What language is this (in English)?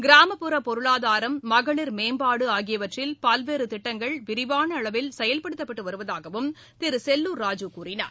Tamil